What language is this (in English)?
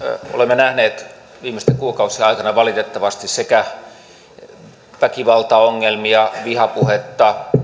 Finnish